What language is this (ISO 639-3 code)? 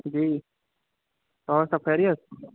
urd